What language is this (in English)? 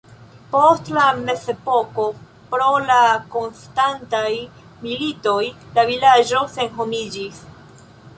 Esperanto